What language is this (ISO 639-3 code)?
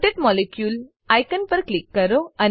guj